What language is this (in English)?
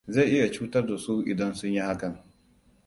Hausa